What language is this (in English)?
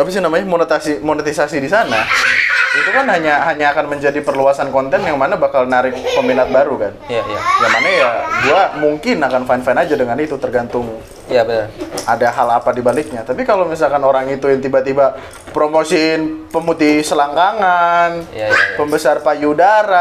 Indonesian